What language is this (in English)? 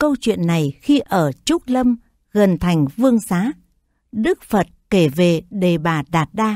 Vietnamese